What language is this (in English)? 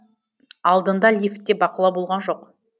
Kazakh